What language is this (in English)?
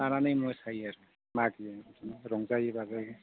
Bodo